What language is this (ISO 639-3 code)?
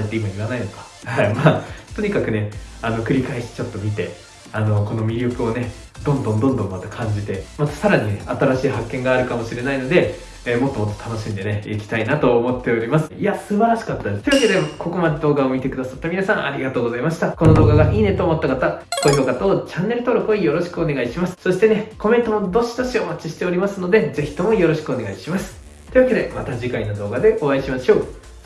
jpn